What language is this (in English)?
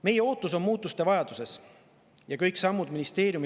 Estonian